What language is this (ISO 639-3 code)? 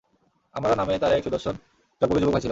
ben